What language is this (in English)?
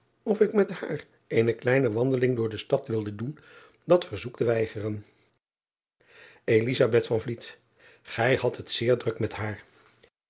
Dutch